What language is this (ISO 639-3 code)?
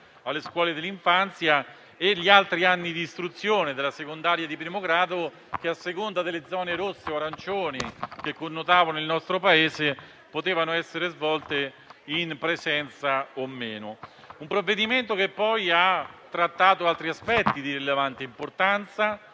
ita